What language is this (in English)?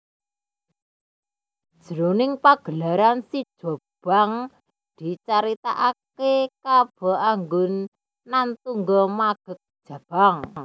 Javanese